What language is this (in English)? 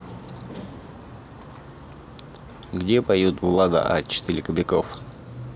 Russian